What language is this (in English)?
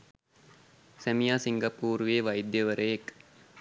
Sinhala